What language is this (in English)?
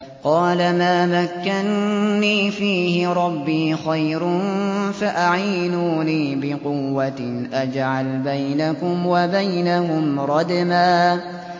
Arabic